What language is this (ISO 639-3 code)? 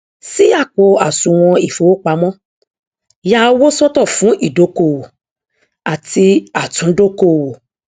yor